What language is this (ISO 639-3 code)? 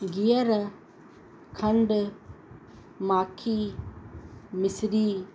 snd